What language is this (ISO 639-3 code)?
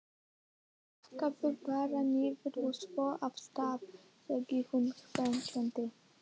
isl